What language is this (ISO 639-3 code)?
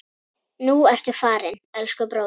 isl